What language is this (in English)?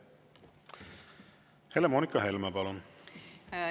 Estonian